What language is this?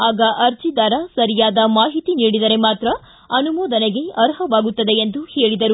Kannada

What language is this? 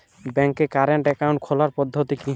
Bangla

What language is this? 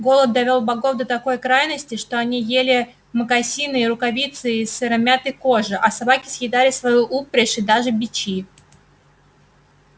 Russian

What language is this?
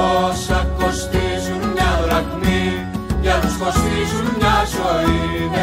Greek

